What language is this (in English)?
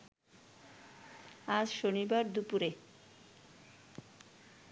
Bangla